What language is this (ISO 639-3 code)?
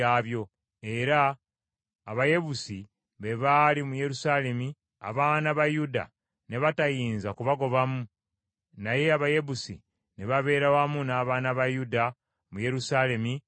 lug